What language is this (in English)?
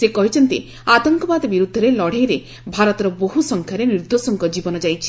Odia